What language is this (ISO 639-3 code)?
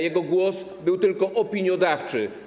pol